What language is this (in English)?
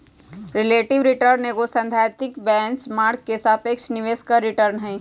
Magahi